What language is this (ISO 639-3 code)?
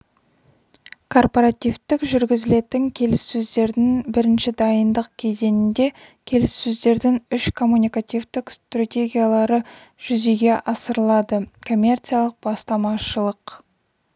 kaz